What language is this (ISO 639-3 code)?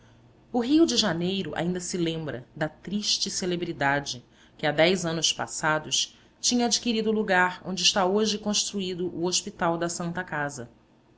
por